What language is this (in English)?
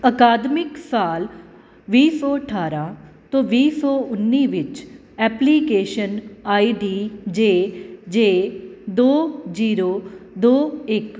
Punjabi